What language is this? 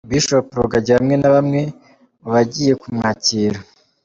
Kinyarwanda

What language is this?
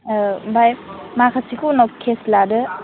Bodo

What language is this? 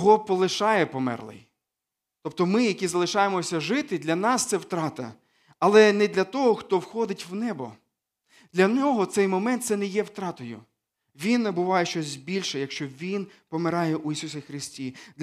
Ukrainian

